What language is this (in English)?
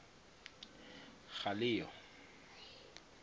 Tswana